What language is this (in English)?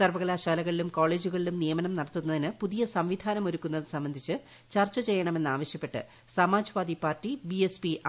Malayalam